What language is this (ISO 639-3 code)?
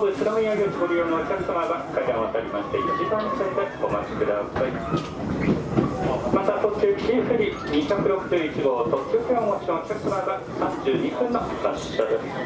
jpn